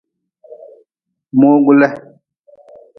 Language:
Nawdm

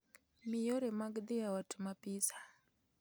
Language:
Luo (Kenya and Tanzania)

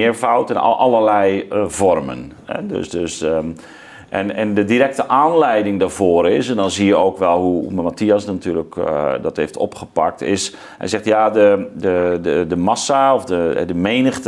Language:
Dutch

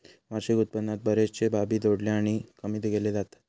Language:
Marathi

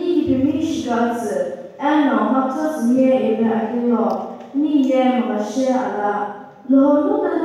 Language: Arabic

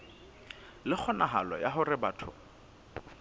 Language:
Southern Sotho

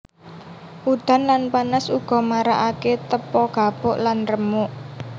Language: Javanese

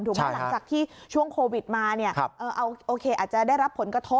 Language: Thai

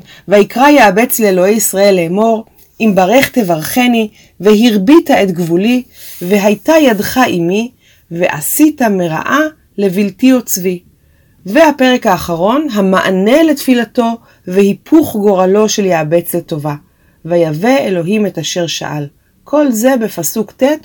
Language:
Hebrew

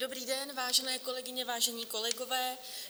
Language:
Czech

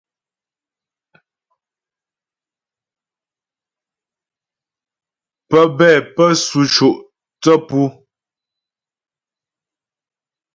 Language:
Ghomala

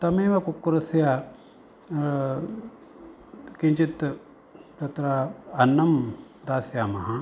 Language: Sanskrit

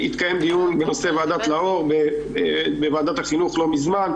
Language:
Hebrew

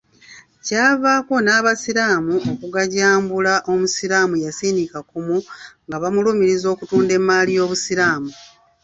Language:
Ganda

